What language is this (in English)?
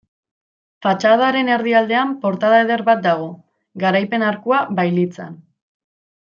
Basque